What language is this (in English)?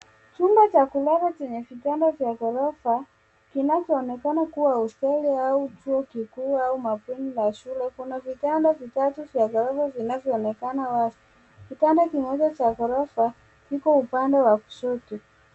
Swahili